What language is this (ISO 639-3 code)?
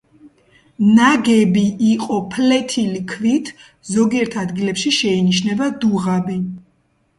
kat